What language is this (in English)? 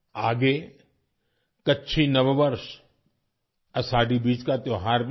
Hindi